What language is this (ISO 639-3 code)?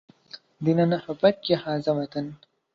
ara